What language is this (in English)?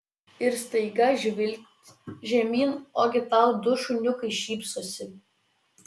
Lithuanian